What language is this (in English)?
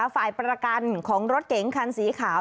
Thai